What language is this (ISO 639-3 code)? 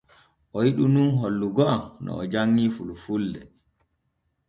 fue